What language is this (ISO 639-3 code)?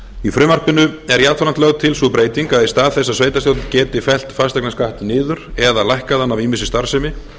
isl